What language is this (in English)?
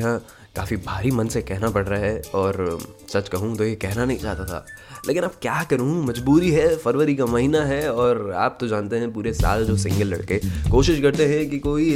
Hindi